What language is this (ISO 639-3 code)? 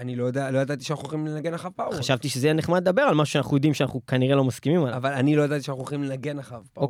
heb